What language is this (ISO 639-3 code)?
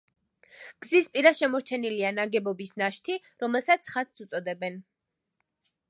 kat